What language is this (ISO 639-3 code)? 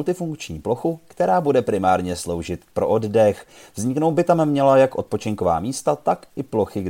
ces